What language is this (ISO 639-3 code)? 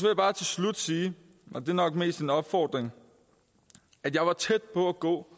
dan